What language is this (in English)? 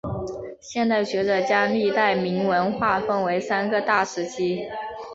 Chinese